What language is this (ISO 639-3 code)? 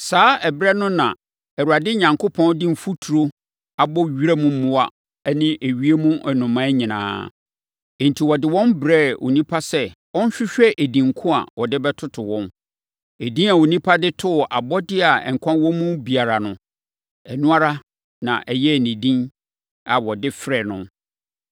aka